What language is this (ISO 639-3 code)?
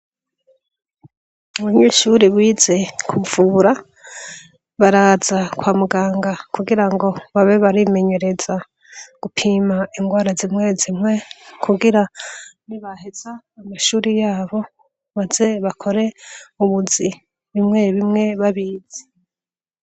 run